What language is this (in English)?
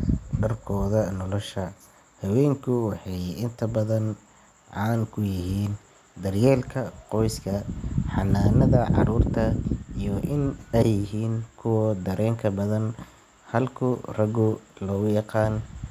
Somali